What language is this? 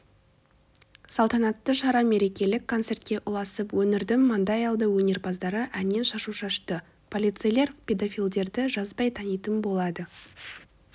Kazakh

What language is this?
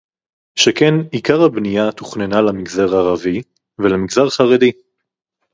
Hebrew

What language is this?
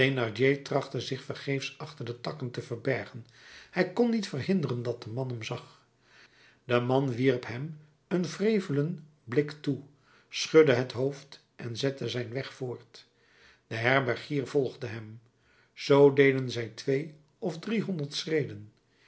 Dutch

